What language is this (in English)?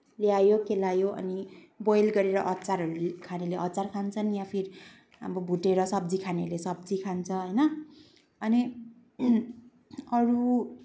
Nepali